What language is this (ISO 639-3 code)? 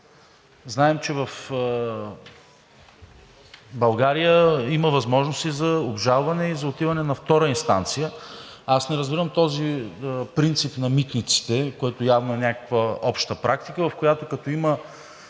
bul